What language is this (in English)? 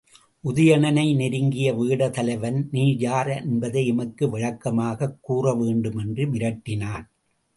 Tamil